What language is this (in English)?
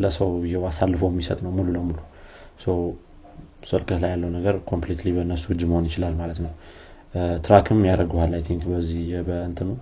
Amharic